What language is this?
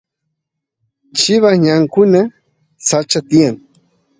Santiago del Estero Quichua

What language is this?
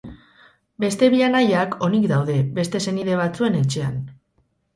Basque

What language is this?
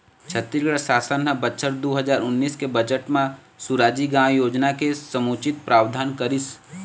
Chhattisgarhi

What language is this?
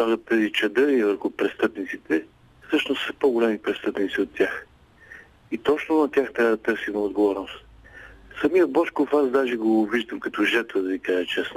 Bulgarian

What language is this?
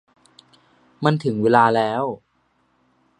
Thai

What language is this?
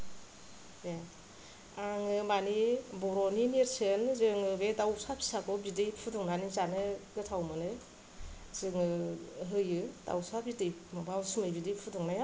Bodo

